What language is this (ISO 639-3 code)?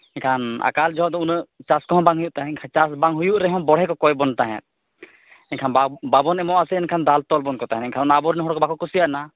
sat